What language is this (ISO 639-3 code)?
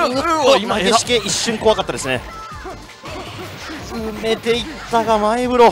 jpn